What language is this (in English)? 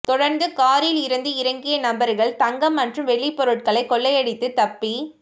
Tamil